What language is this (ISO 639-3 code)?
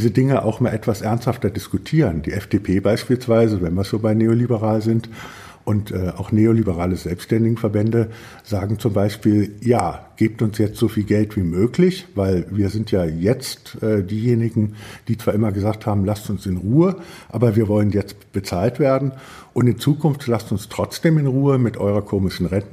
deu